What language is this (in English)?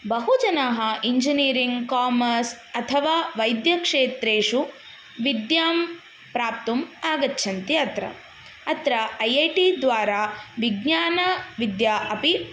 Sanskrit